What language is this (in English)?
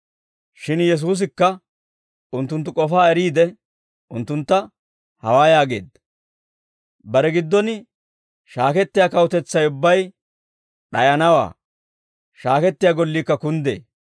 Dawro